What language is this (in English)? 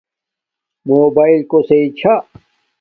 Domaaki